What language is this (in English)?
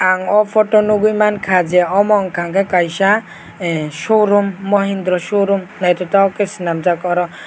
Kok Borok